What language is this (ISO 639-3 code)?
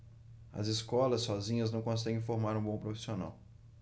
por